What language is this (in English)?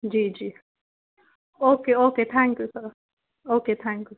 Urdu